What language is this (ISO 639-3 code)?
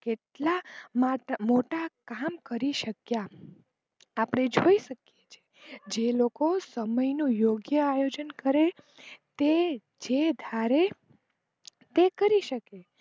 guj